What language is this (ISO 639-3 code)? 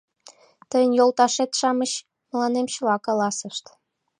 chm